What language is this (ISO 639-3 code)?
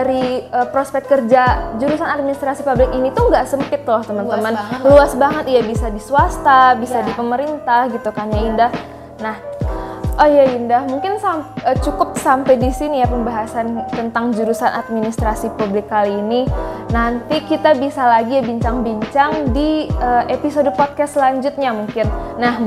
ind